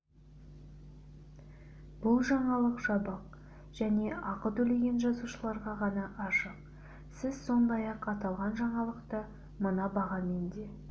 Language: Kazakh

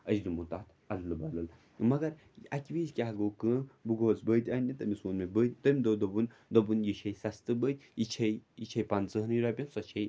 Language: Kashmiri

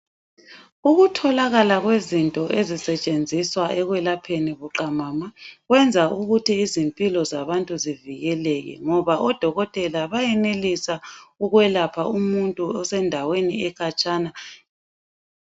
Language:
North Ndebele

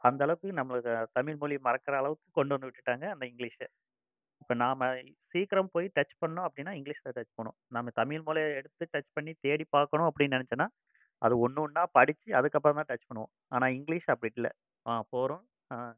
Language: Tamil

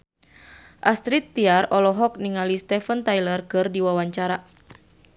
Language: Sundanese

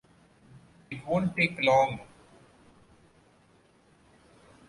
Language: English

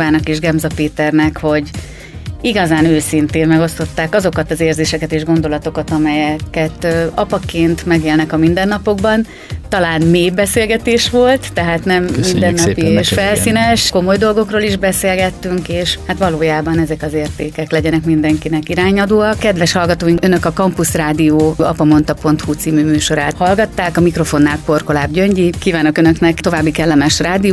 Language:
Hungarian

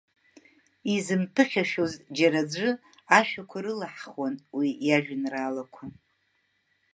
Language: Abkhazian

